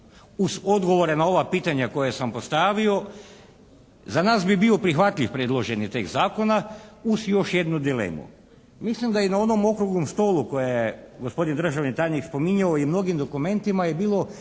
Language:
Croatian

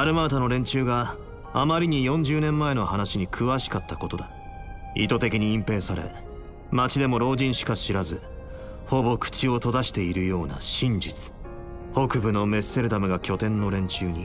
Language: Japanese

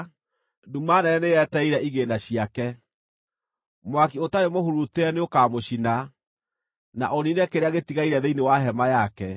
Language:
Kikuyu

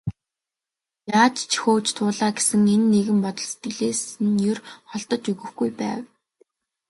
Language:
Mongolian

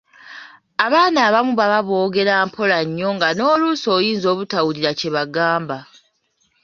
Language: Ganda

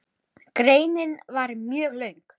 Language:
Icelandic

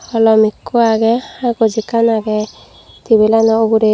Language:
Chakma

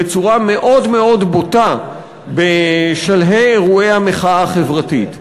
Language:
Hebrew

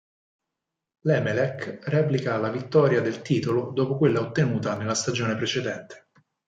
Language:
Italian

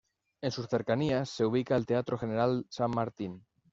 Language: Spanish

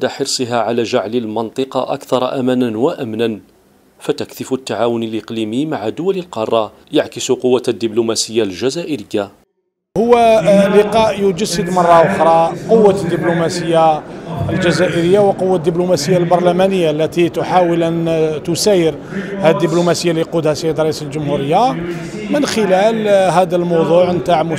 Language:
Arabic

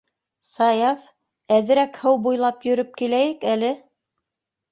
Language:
Bashkir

